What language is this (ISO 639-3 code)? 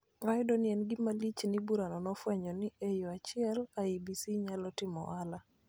luo